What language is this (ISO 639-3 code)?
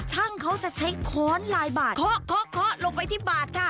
tha